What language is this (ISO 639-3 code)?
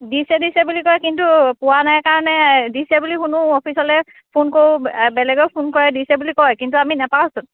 asm